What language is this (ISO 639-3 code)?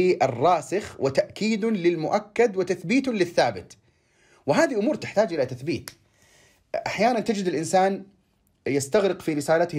ara